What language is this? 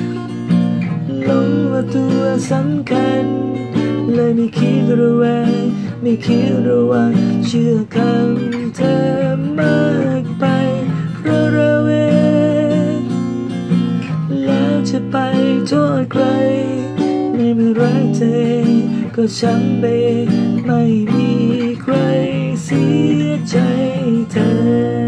Thai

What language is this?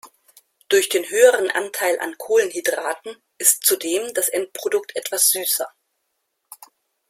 German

